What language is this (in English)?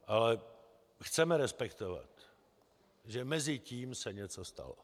Czech